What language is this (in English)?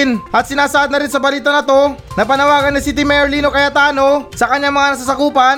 Filipino